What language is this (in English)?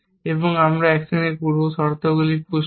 Bangla